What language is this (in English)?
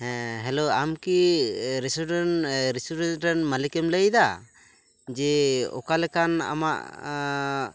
Santali